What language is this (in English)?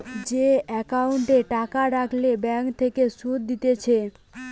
Bangla